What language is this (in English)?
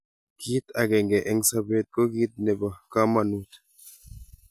Kalenjin